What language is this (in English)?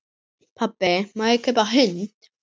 Icelandic